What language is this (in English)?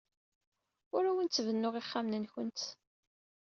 Kabyle